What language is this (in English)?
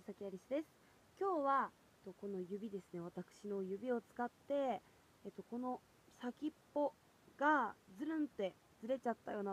Japanese